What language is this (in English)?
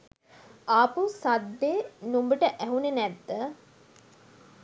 Sinhala